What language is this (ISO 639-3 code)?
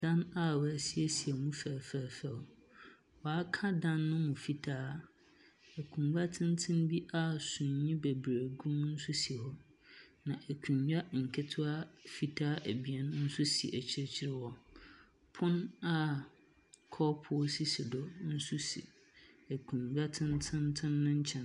aka